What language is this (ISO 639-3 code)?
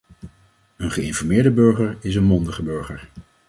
nld